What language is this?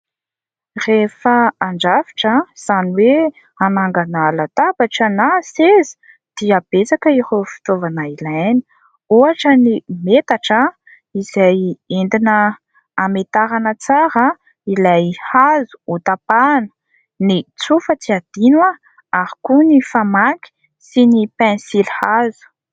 Malagasy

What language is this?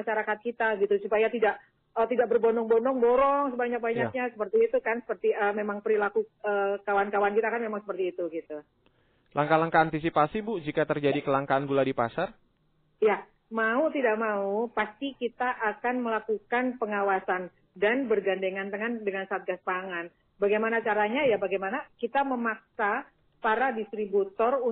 Indonesian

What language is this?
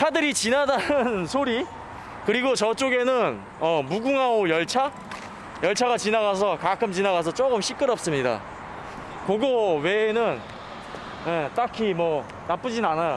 Korean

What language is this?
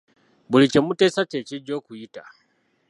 Ganda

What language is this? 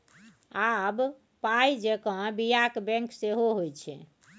Maithili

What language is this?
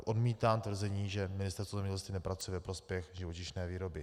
Czech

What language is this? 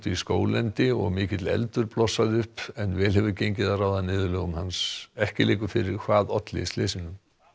Icelandic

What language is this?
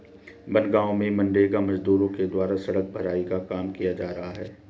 Hindi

